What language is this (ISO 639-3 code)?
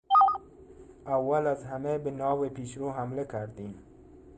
fas